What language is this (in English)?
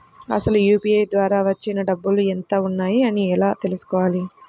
Telugu